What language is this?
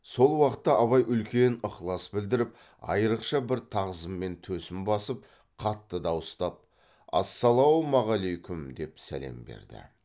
Kazakh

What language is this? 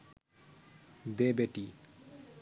Bangla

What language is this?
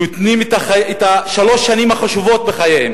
Hebrew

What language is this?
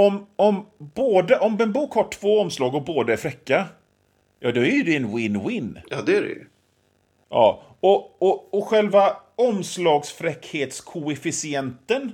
Swedish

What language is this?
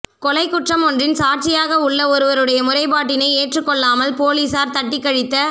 Tamil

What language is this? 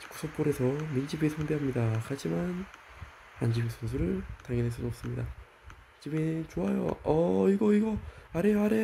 Korean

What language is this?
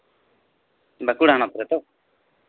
Santali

